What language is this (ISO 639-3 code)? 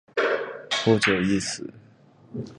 zho